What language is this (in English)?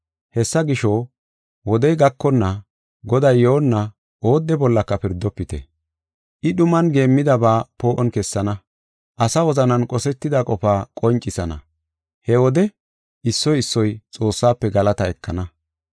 Gofa